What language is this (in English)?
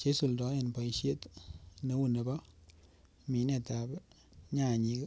Kalenjin